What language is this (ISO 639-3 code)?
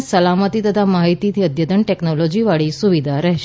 guj